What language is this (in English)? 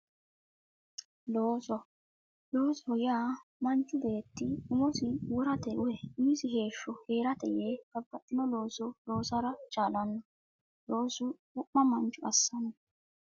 Sidamo